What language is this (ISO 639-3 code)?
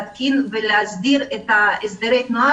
heb